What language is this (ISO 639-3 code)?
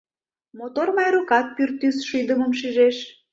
chm